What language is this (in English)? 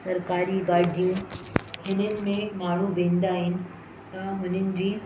Sindhi